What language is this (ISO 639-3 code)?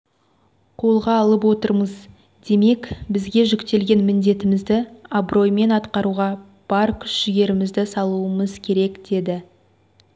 kaz